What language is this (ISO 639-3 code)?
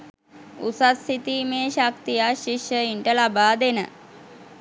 sin